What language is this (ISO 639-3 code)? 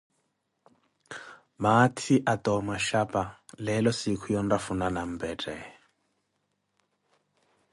eko